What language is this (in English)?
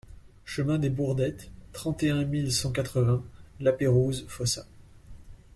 French